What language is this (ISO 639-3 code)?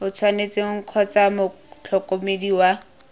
tsn